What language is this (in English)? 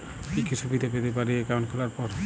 Bangla